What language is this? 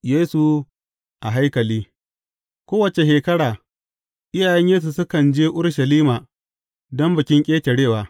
Hausa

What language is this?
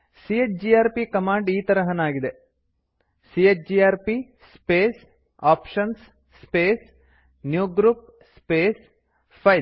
Kannada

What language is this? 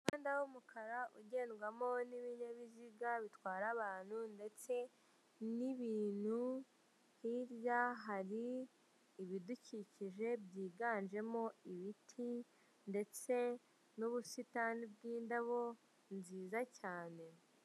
Kinyarwanda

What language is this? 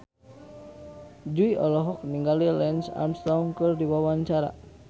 Sundanese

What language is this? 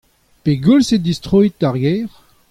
Breton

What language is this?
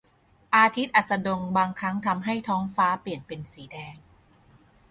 Thai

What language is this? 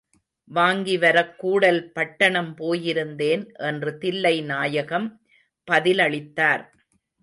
Tamil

